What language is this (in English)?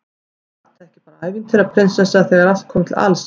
Icelandic